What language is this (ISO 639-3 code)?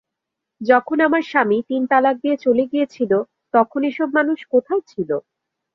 ben